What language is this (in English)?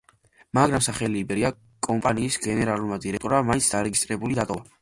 Georgian